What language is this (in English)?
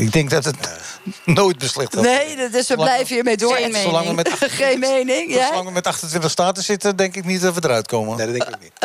Dutch